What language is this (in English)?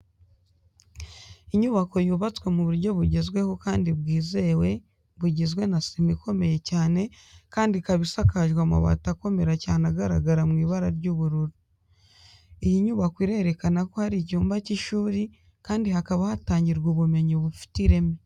Kinyarwanda